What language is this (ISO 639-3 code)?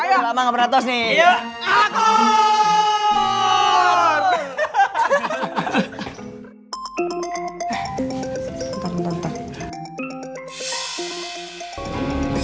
ind